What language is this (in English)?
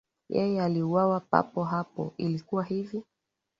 Swahili